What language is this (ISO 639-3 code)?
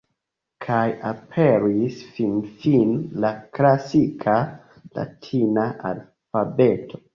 epo